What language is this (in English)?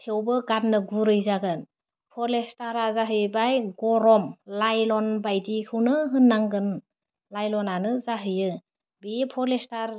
Bodo